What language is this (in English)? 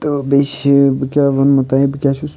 Kashmiri